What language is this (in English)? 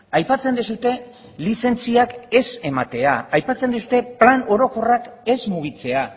Basque